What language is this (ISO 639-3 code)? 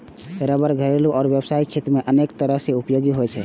mai